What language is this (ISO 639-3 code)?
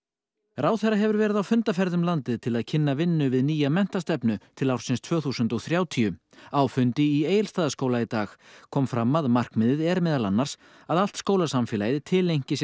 isl